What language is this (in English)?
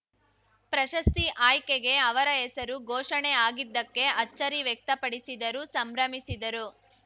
Kannada